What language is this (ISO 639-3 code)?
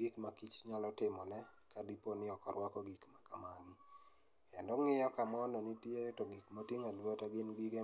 luo